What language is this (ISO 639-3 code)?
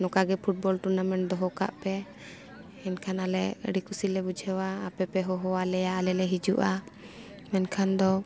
sat